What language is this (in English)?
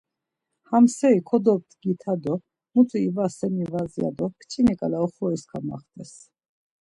Laz